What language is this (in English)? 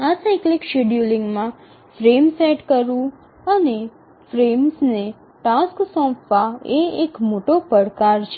Gujarati